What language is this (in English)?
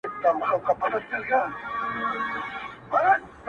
Pashto